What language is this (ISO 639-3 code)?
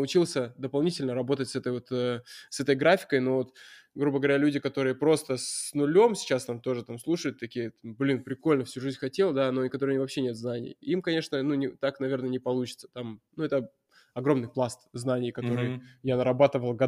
rus